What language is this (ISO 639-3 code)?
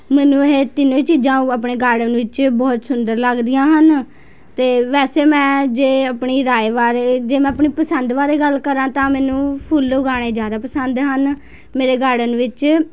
pan